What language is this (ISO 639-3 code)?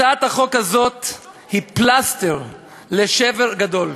heb